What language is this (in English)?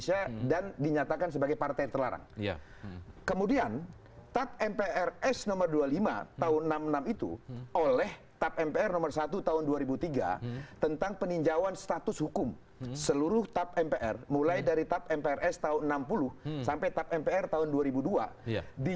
Indonesian